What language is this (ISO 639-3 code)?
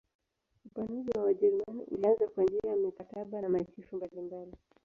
swa